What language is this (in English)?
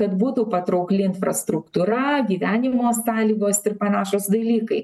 Lithuanian